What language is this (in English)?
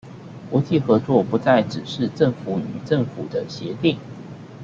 Chinese